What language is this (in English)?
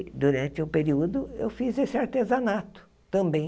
Portuguese